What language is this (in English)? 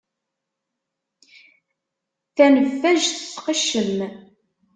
Kabyle